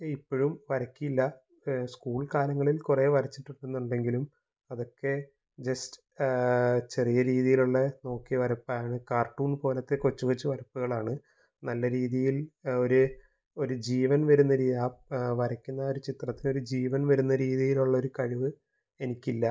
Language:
Malayalam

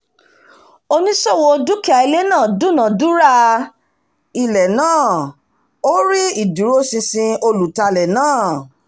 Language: Yoruba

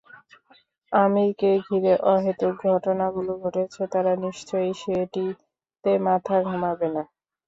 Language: Bangla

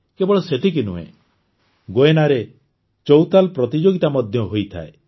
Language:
Odia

